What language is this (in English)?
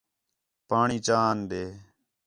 Khetrani